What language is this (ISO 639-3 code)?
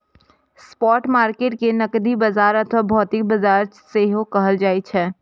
mai